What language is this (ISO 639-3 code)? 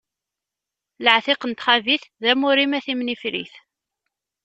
kab